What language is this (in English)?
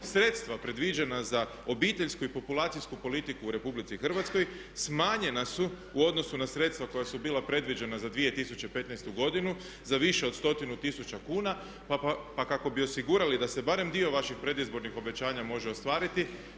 Croatian